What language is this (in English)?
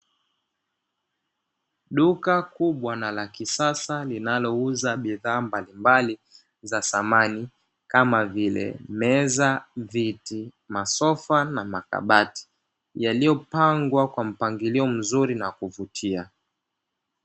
Swahili